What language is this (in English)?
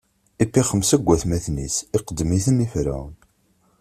Kabyle